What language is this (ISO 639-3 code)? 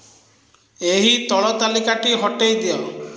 ori